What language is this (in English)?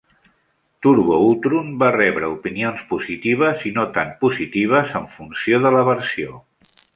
Catalan